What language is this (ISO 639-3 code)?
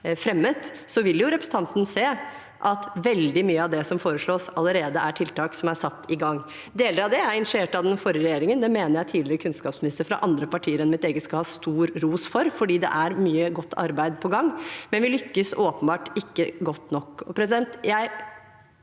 nor